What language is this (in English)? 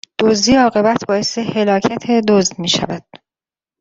Persian